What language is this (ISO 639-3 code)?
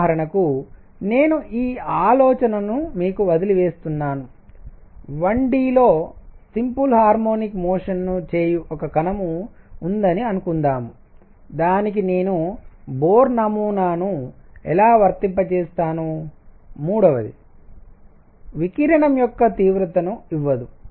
tel